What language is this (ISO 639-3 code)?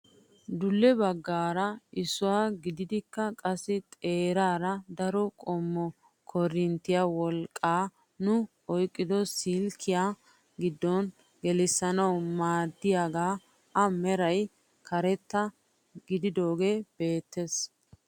wal